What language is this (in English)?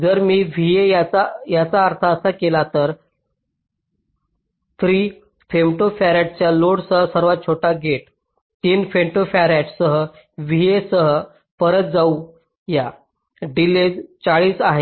Marathi